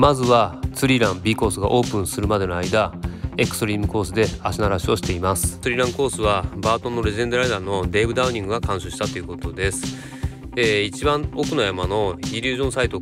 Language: Japanese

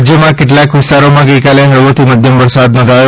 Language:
Gujarati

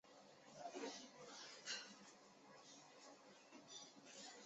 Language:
Chinese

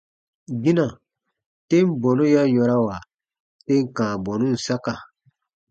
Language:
Baatonum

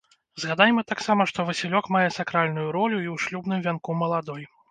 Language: Belarusian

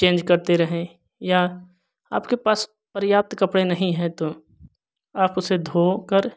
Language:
Hindi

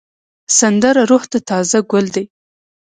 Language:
Pashto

